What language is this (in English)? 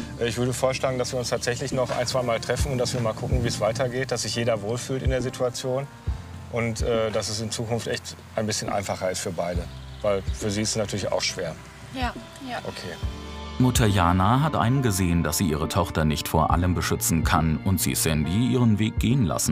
German